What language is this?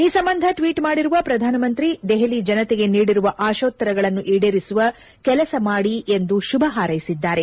Kannada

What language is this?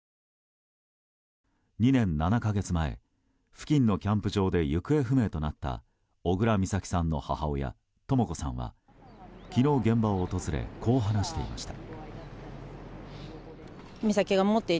Japanese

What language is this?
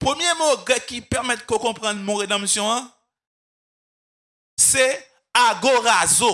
French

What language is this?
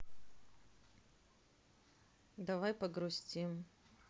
Russian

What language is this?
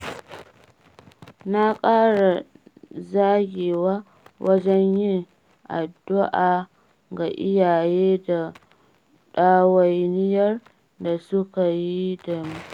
Hausa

